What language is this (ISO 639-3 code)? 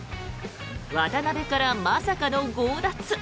jpn